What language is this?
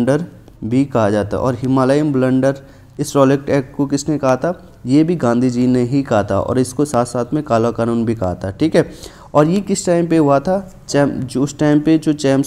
Hindi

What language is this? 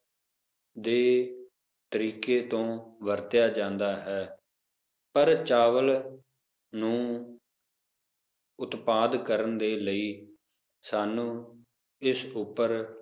Punjabi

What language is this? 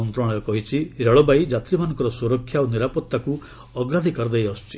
Odia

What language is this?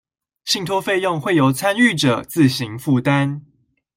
Chinese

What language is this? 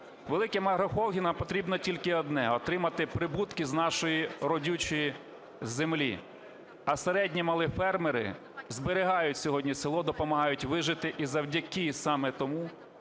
Ukrainian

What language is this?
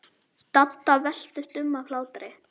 Icelandic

